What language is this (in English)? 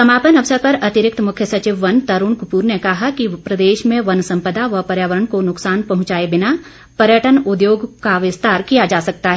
Hindi